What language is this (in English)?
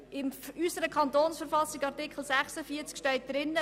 Swiss German